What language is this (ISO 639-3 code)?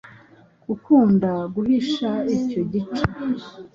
kin